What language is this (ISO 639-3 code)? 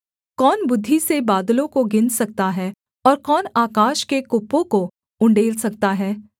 hin